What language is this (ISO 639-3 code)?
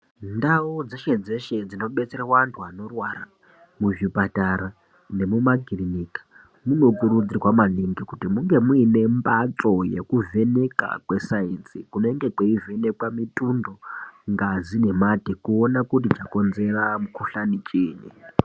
ndc